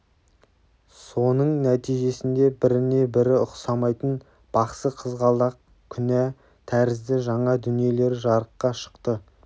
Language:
Kazakh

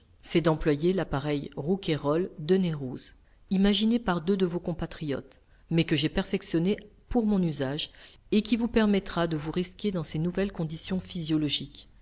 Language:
French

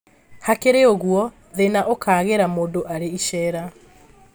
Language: Kikuyu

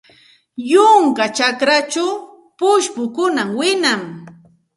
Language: Santa Ana de Tusi Pasco Quechua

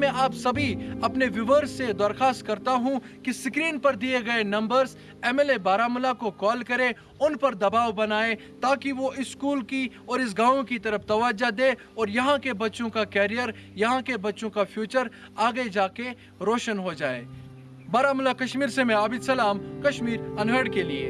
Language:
English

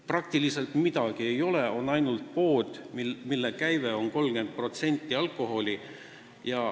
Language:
Estonian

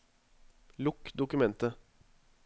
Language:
Norwegian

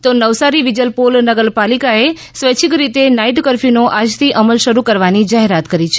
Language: Gujarati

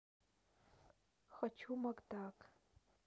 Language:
Russian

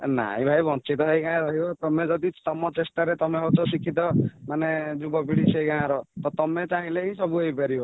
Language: Odia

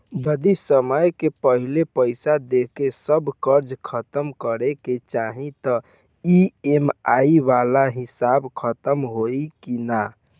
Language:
Bhojpuri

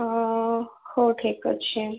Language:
Odia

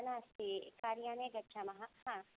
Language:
Sanskrit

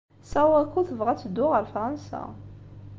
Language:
Kabyle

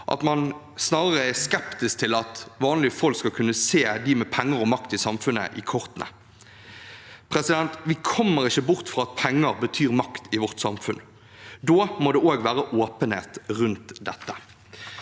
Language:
Norwegian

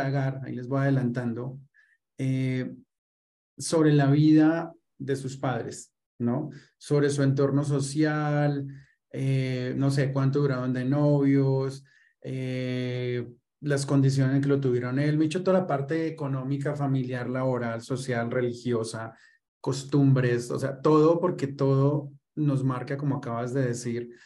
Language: Spanish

